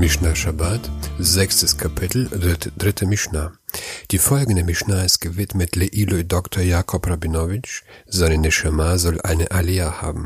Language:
German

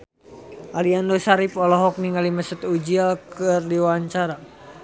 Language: Sundanese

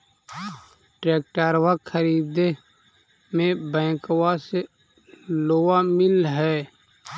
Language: Magahi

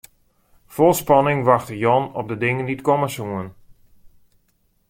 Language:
Western Frisian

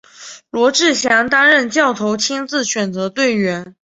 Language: Chinese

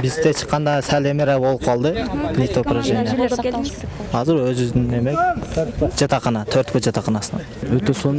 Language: Turkish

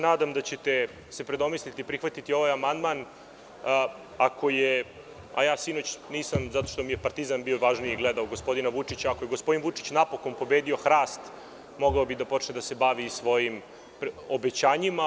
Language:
Serbian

